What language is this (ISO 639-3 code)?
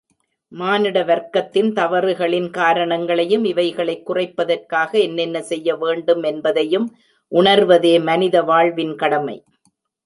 tam